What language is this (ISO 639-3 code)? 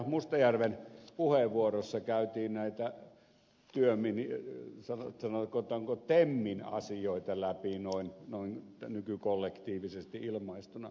fin